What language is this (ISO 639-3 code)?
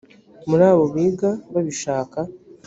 kin